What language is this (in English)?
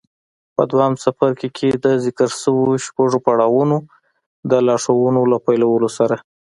Pashto